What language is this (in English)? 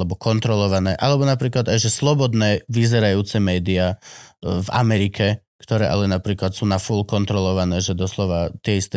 Slovak